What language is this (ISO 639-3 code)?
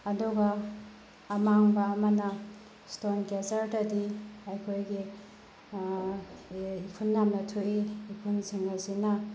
mni